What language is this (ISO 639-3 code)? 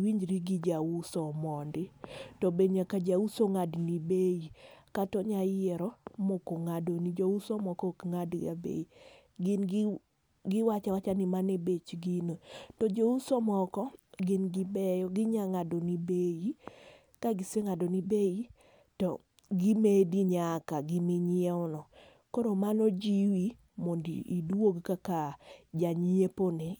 luo